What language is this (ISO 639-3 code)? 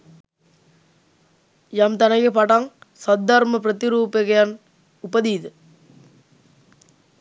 sin